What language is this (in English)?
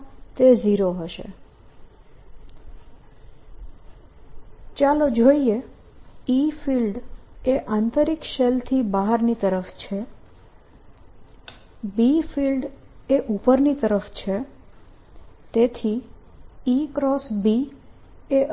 Gujarati